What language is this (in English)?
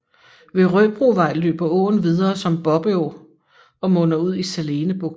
Danish